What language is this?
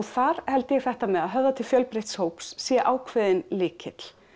Icelandic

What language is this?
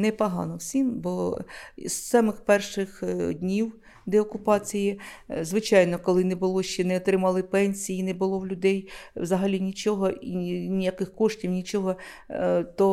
Ukrainian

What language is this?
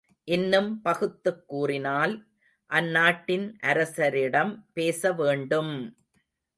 Tamil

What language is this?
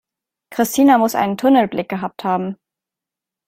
German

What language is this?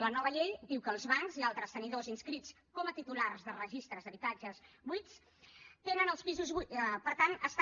Catalan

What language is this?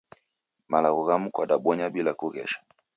Taita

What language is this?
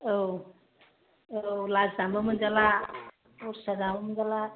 Bodo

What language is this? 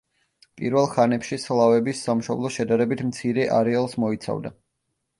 Georgian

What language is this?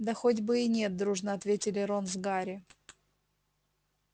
Russian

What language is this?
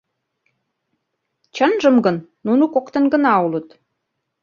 Mari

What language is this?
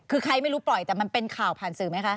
Thai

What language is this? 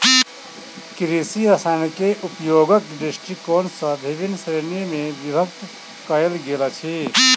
Maithili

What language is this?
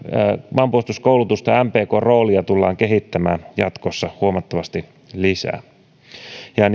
Finnish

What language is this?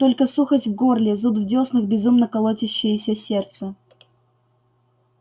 Russian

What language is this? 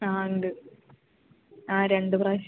Malayalam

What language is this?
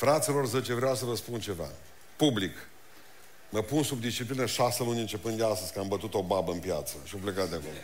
Romanian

